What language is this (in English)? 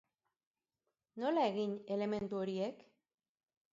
Basque